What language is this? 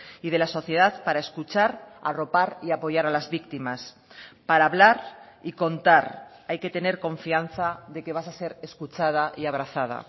Spanish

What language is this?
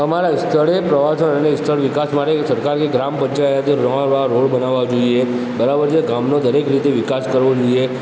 Gujarati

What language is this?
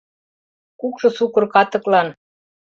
Mari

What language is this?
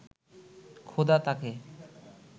Bangla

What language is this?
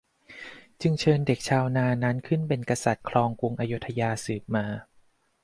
Thai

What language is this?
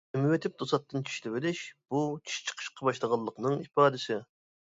Uyghur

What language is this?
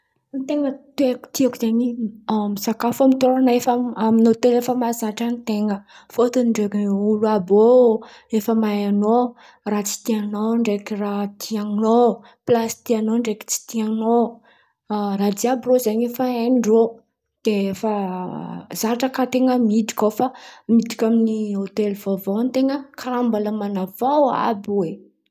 Antankarana Malagasy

